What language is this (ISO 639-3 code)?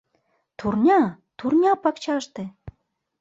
chm